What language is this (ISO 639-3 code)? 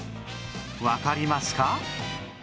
jpn